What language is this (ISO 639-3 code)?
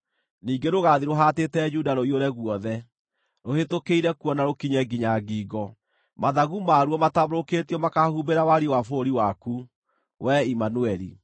kik